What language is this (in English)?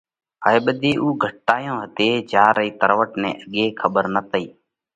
Parkari Koli